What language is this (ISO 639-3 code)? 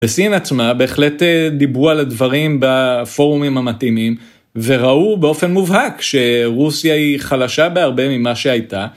heb